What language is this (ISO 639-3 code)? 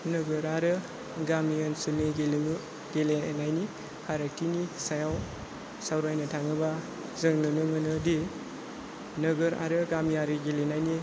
brx